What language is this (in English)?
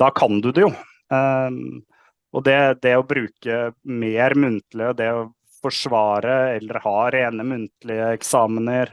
Norwegian